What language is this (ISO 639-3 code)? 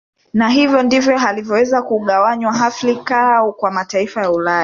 swa